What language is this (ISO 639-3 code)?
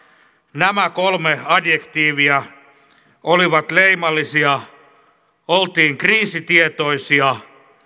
fin